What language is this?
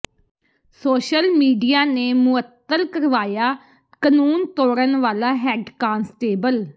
Punjabi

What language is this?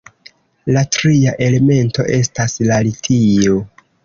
Esperanto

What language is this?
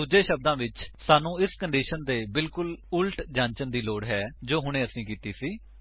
Punjabi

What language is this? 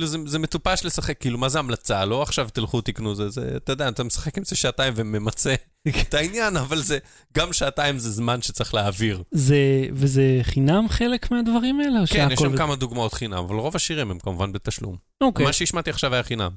Hebrew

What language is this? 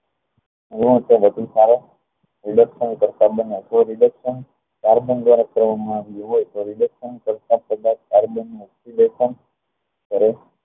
Gujarati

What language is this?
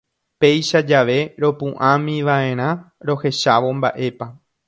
Guarani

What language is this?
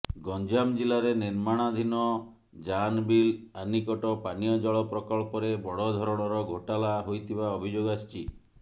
Odia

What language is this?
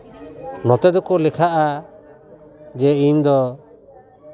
Santali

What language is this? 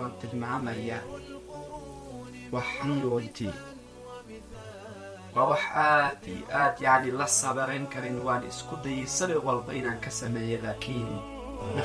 Arabic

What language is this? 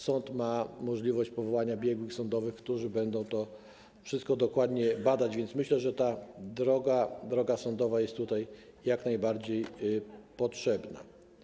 Polish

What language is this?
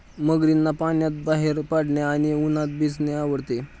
Marathi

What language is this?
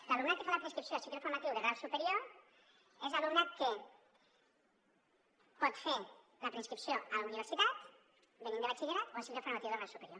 Catalan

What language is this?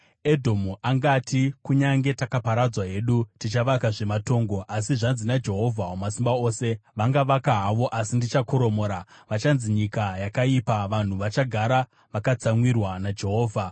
Shona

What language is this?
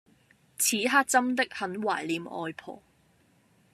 Cantonese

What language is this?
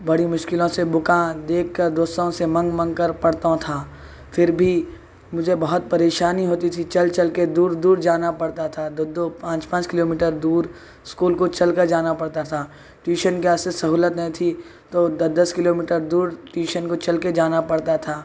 Urdu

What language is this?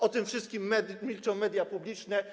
Polish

